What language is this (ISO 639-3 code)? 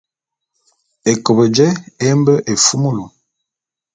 bum